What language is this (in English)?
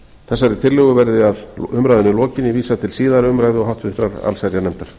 Icelandic